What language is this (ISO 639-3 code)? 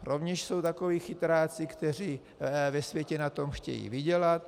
ces